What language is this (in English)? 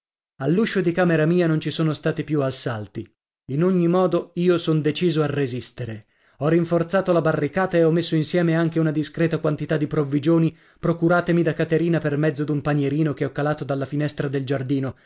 Italian